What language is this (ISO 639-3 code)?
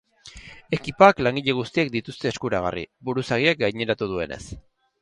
eus